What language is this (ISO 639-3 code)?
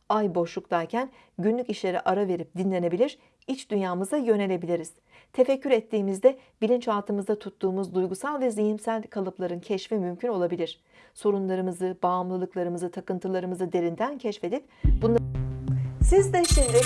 tur